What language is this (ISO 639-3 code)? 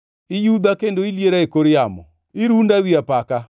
luo